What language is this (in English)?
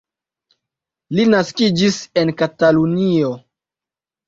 Esperanto